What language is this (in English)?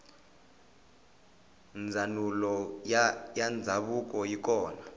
Tsonga